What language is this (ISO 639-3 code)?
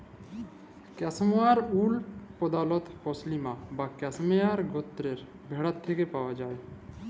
ben